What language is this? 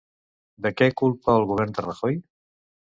Catalan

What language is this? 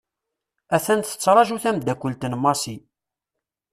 Kabyle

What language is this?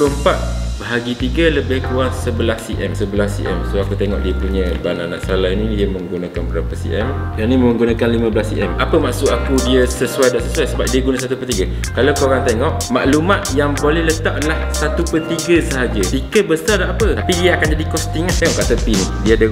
Malay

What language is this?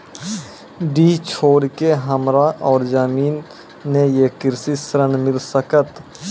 Maithili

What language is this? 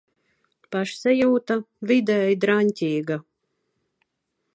Latvian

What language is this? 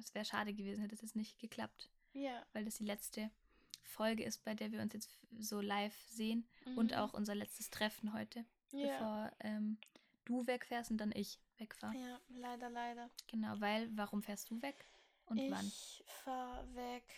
German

